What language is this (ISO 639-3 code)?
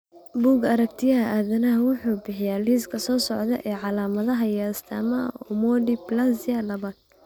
som